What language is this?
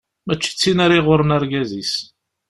Kabyle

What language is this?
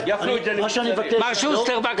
Hebrew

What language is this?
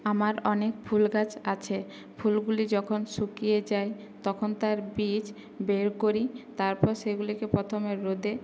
Bangla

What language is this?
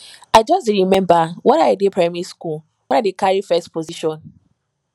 Nigerian Pidgin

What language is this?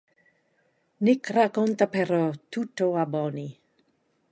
Italian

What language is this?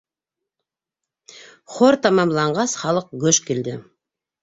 Bashkir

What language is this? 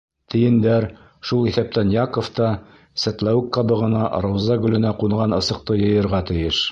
Bashkir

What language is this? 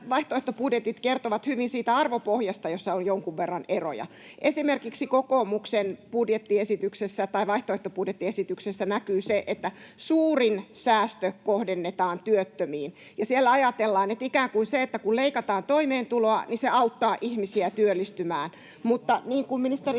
Finnish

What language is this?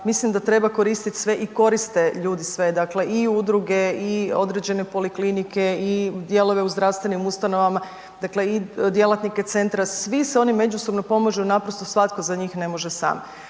Croatian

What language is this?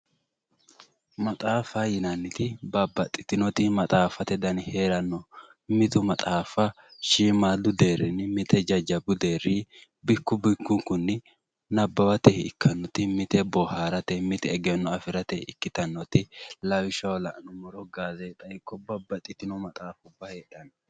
Sidamo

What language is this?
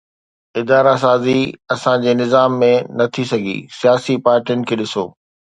Sindhi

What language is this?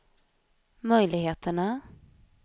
Swedish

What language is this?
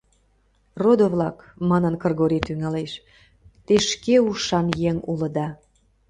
Mari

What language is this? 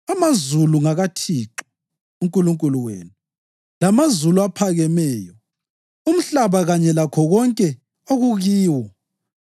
North Ndebele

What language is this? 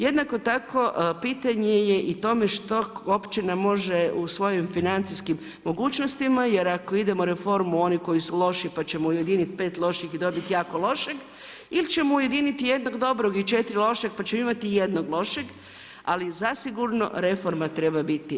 Croatian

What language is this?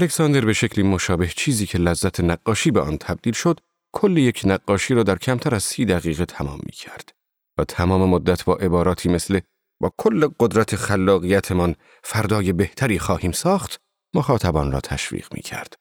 Persian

